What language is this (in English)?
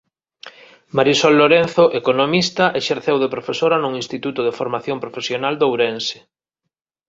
Galician